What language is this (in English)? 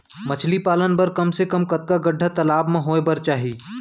Chhattisgarhi